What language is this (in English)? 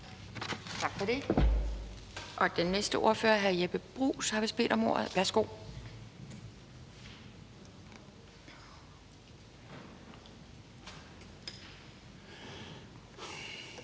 Danish